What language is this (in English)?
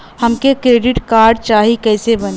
Bhojpuri